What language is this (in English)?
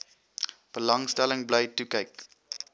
Afrikaans